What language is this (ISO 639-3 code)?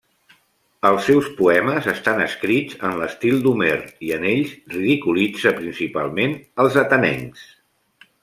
cat